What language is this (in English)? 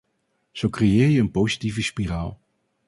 Dutch